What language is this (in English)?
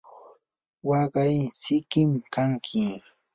Yanahuanca Pasco Quechua